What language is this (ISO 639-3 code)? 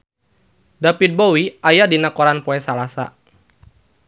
sun